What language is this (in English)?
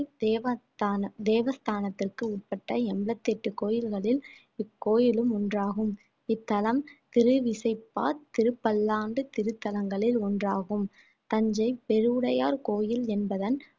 Tamil